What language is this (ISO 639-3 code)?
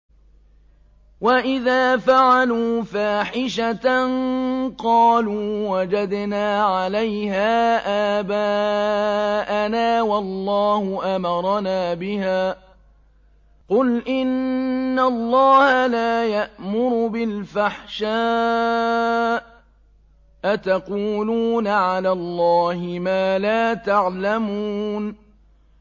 ara